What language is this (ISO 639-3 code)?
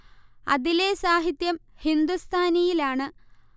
mal